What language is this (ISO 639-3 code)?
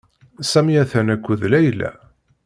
kab